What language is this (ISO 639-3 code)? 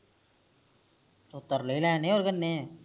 pan